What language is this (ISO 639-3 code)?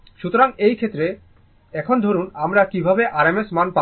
ben